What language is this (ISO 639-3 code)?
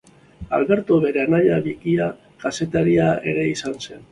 eus